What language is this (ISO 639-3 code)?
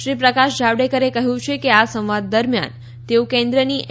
guj